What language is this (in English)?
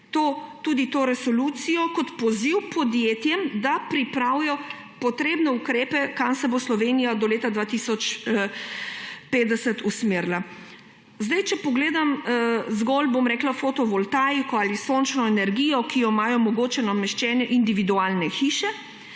Slovenian